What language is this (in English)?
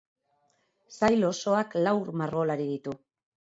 Basque